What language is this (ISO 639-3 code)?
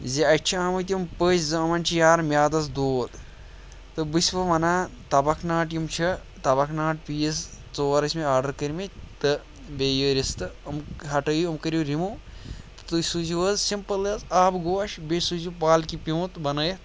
kas